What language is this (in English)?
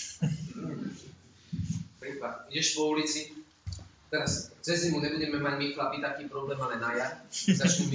Slovak